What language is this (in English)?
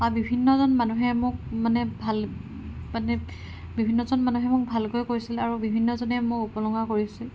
Assamese